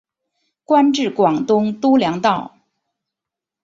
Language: Chinese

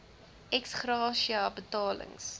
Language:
Afrikaans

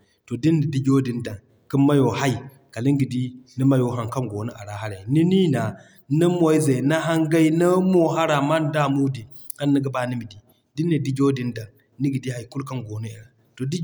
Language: Zarma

